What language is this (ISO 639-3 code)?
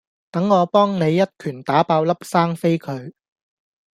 yue